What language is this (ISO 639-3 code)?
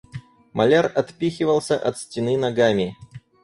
rus